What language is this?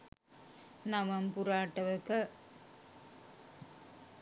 Sinhala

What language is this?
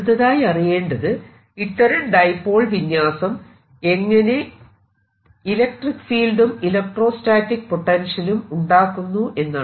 Malayalam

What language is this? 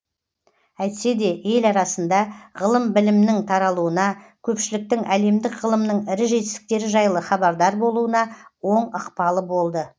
Kazakh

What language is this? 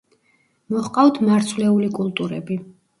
Georgian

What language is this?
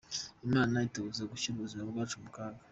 Kinyarwanda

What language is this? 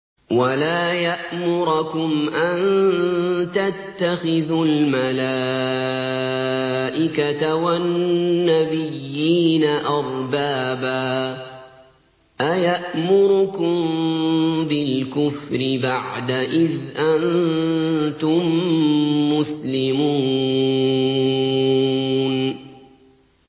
Arabic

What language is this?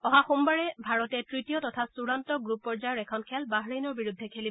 Assamese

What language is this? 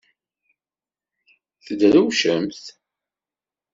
Kabyle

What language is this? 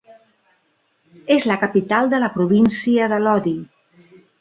Catalan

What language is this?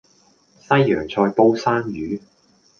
Cantonese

